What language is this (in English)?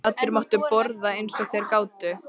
Icelandic